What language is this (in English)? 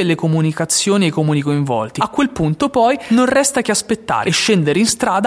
Italian